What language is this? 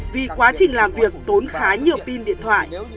Vietnamese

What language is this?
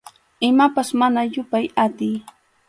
Arequipa-La Unión Quechua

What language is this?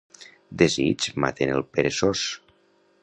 Catalan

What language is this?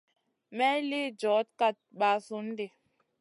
Masana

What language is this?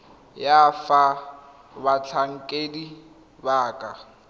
Tswana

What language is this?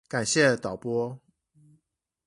Chinese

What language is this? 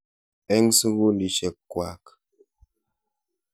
Kalenjin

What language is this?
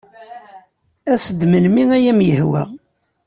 Kabyle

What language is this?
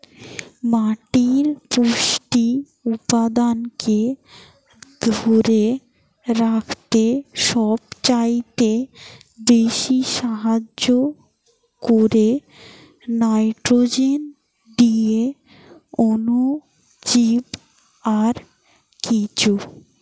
Bangla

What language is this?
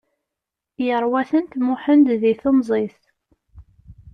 Kabyle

